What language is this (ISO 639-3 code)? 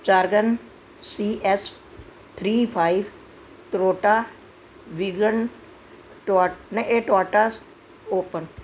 pan